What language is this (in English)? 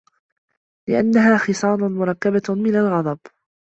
Arabic